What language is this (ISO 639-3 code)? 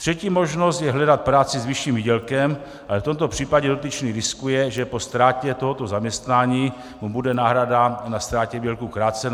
ces